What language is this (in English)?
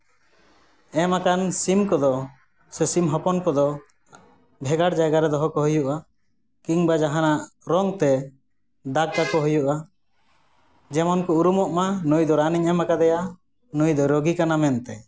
Santali